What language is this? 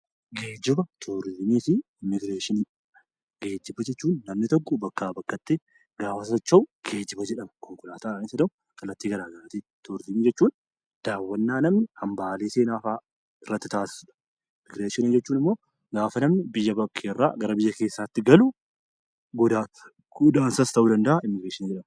Oromo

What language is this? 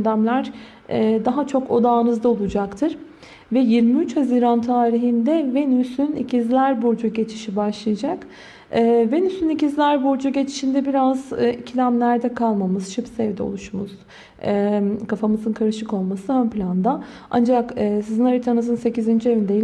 Turkish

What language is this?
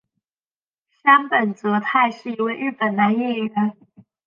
Chinese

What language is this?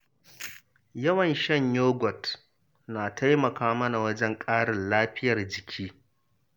Hausa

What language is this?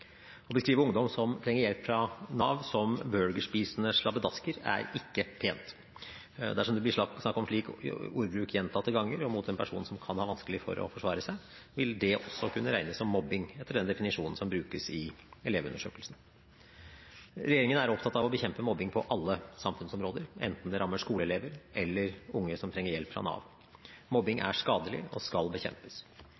Norwegian Bokmål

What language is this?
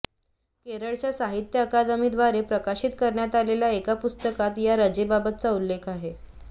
Marathi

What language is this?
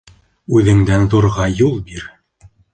Bashkir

